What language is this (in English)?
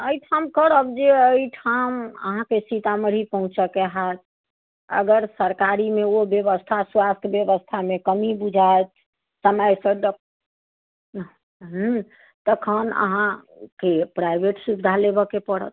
Maithili